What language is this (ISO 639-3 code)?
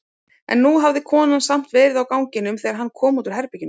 isl